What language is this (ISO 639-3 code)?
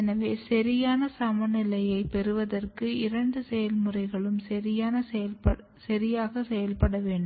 tam